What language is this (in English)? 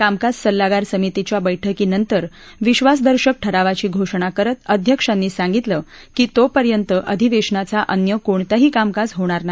Marathi